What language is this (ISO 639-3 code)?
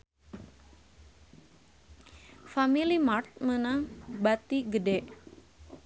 sun